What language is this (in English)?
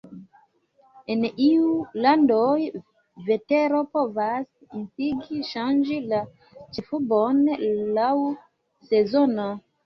Esperanto